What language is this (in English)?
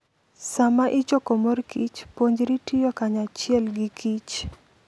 Luo (Kenya and Tanzania)